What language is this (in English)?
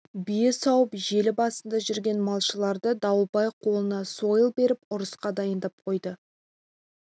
Kazakh